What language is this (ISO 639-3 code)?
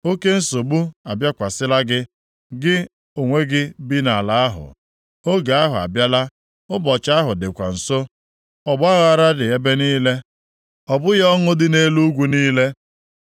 ibo